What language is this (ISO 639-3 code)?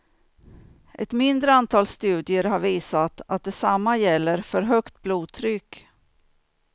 swe